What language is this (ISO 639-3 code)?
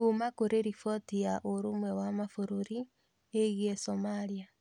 kik